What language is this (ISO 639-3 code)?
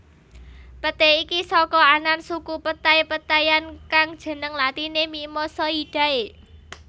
jav